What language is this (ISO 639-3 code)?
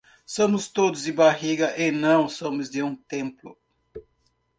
por